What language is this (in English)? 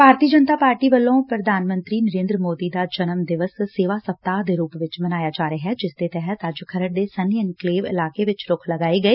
Punjabi